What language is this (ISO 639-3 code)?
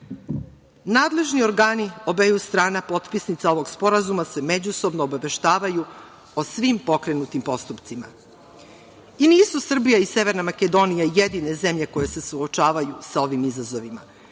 srp